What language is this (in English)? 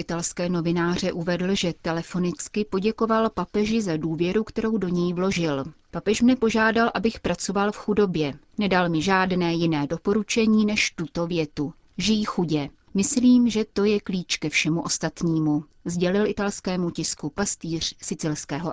Czech